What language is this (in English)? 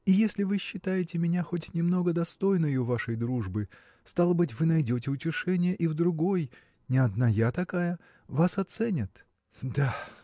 Russian